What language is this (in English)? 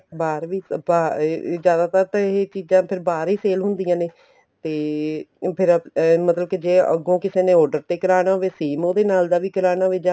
Punjabi